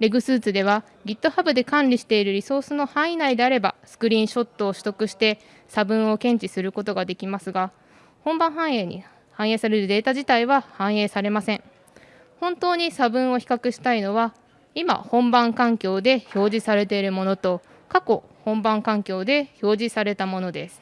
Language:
Japanese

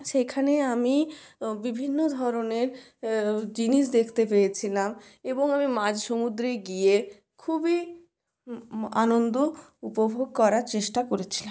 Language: Bangla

